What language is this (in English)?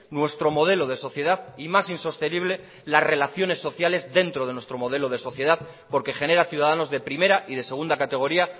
Spanish